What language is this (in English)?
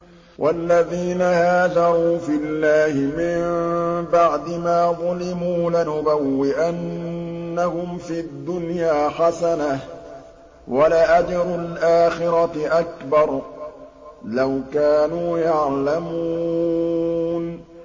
Arabic